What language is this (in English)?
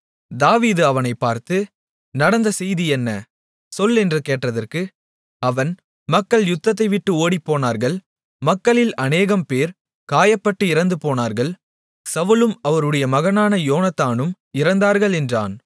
Tamil